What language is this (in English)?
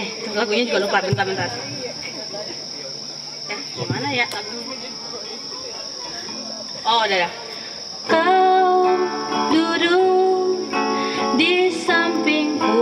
Indonesian